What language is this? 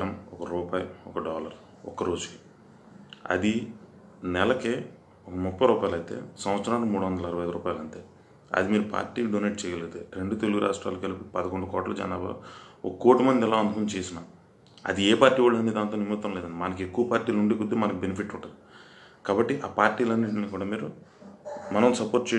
Telugu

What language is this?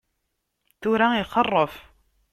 Kabyle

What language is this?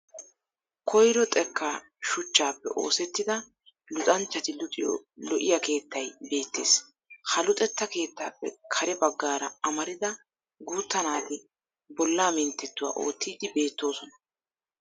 Wolaytta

